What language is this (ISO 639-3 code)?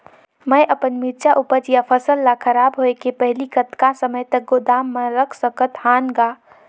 hne